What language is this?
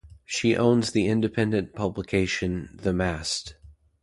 English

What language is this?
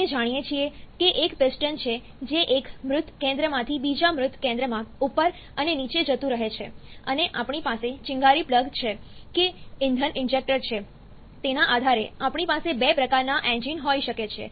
Gujarati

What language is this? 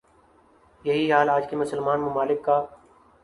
Urdu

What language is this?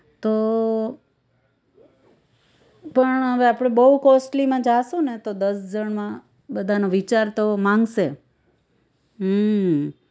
Gujarati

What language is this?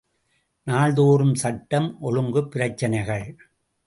Tamil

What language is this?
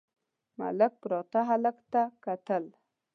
Pashto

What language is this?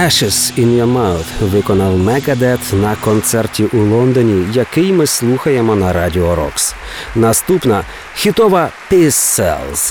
Ukrainian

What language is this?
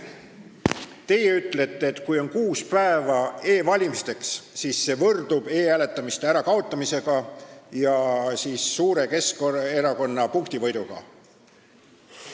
Estonian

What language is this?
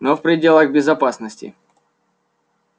Russian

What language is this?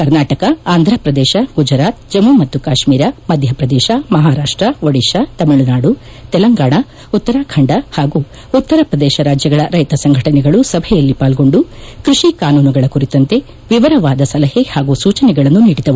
Kannada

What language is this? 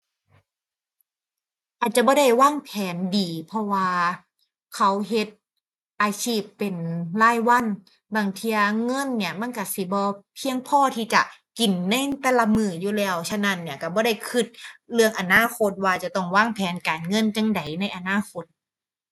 Thai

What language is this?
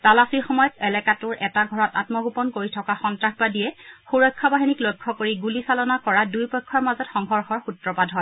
Assamese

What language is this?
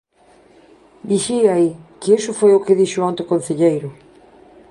Galician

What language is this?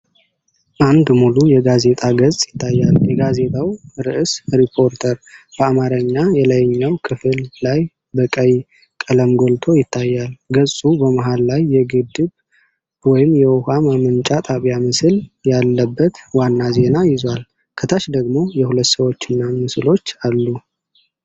Amharic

